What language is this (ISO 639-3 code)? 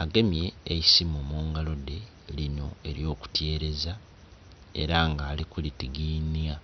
xog